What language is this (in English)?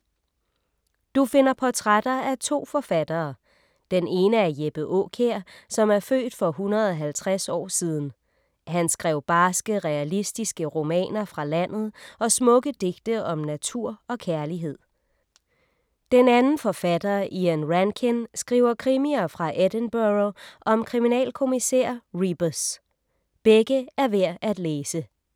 Danish